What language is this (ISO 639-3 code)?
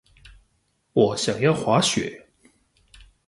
zho